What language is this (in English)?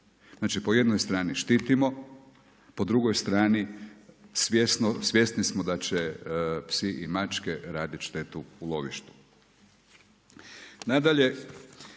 Croatian